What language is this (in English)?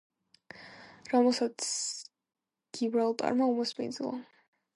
Georgian